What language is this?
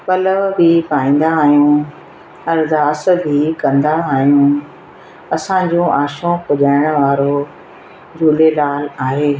Sindhi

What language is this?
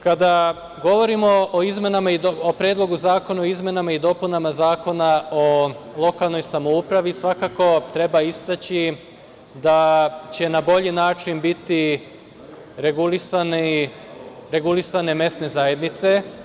Serbian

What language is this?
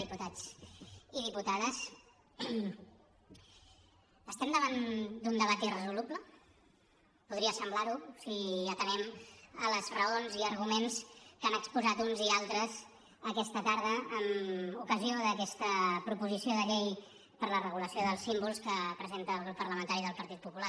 Catalan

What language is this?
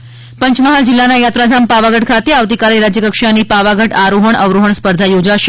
Gujarati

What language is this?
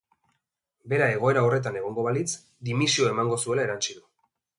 Basque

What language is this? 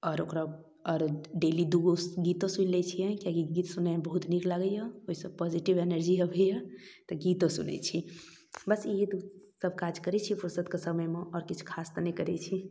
Maithili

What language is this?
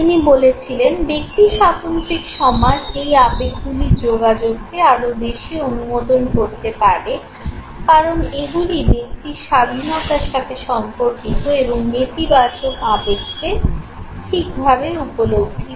Bangla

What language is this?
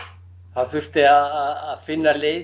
Icelandic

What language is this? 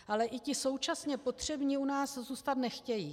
Czech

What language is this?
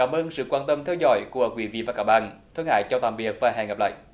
Vietnamese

